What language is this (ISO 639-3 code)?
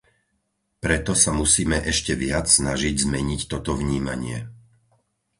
slk